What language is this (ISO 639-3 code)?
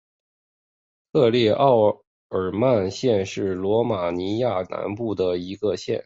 zho